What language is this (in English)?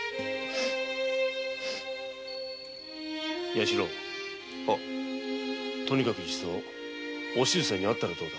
Japanese